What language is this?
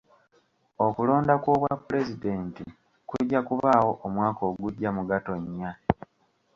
Ganda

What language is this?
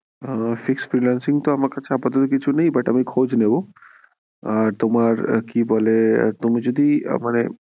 Bangla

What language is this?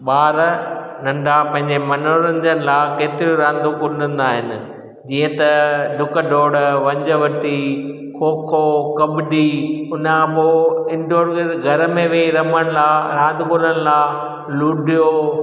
Sindhi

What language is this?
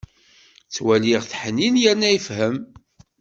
Kabyle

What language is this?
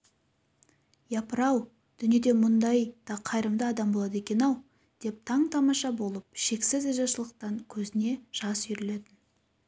Kazakh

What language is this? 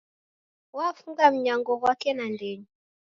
Taita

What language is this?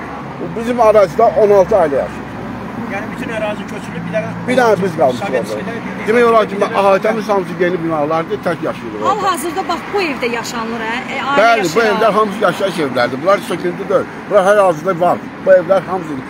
Turkish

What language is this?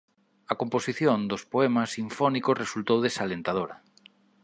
Galician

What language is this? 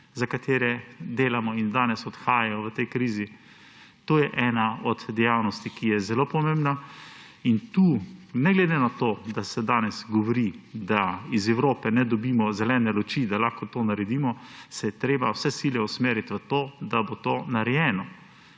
Slovenian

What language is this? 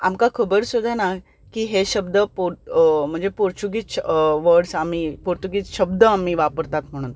Konkani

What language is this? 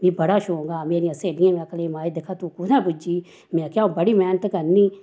Dogri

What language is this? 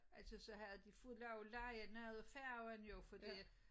Danish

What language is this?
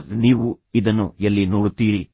Kannada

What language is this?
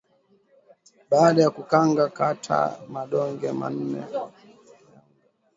Swahili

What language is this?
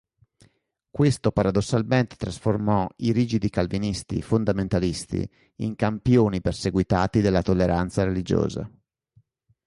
Italian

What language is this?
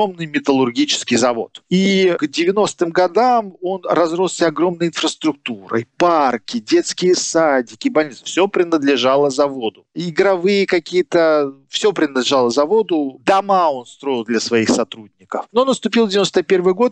Russian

